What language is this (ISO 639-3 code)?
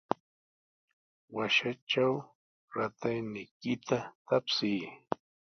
qws